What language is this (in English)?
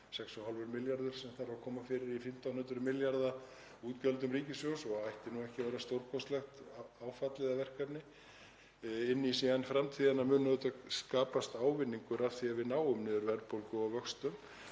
Icelandic